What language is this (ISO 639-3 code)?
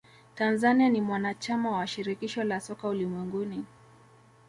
swa